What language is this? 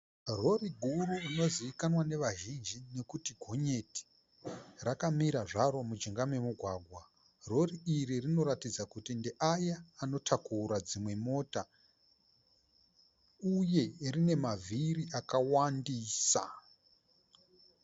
Shona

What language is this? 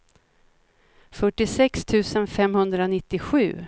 Swedish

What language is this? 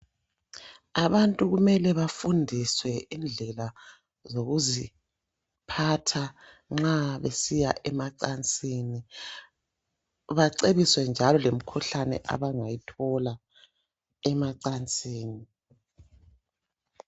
North Ndebele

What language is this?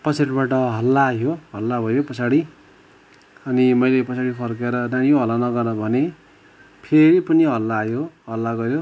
Nepali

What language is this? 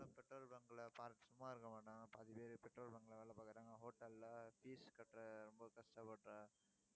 Tamil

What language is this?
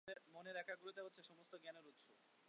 Bangla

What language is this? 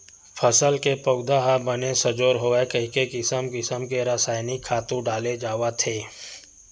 Chhattisgarhi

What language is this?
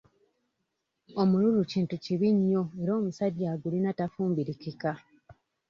Ganda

